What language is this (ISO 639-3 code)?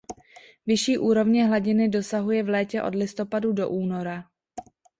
ces